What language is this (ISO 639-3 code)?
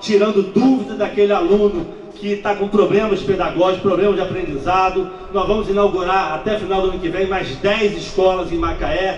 por